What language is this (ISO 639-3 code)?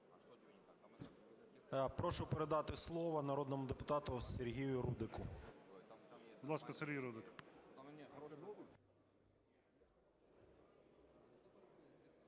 ukr